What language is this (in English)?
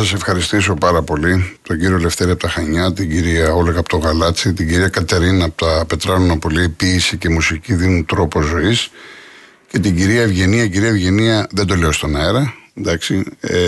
Greek